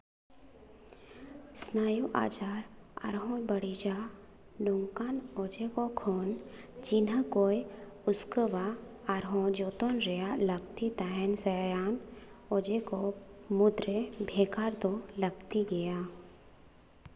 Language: Santali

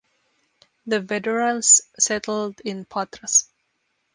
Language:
English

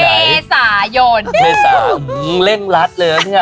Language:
Thai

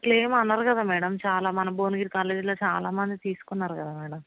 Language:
Telugu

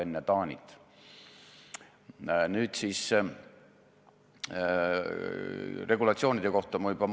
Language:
Estonian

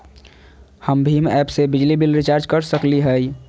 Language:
Magahi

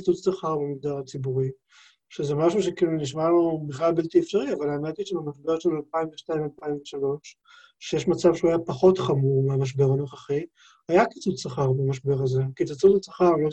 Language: Hebrew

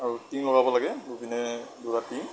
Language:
Assamese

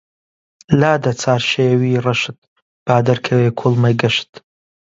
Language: Central Kurdish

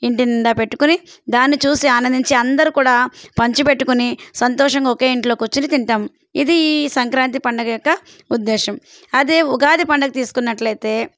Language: Telugu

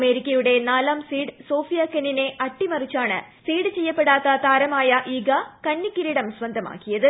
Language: Malayalam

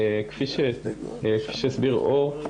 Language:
Hebrew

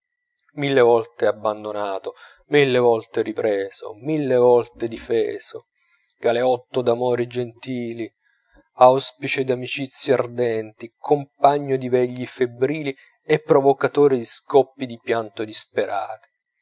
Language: Italian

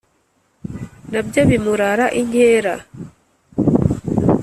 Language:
Kinyarwanda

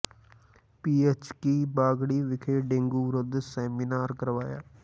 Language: Punjabi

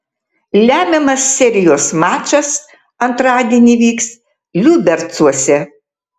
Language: Lithuanian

